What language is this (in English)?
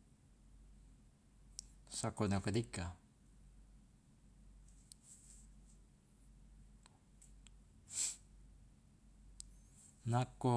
Loloda